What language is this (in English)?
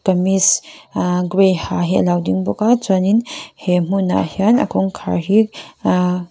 Mizo